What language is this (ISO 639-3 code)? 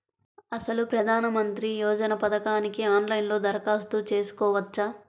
tel